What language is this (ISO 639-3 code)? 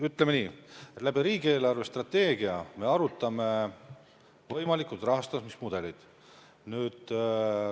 est